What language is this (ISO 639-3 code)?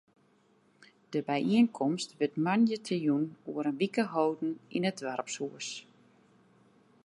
fry